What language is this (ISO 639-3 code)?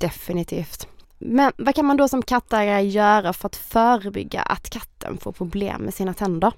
swe